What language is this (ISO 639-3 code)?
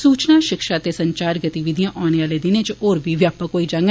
doi